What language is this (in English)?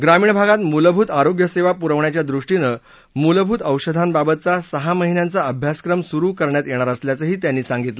Marathi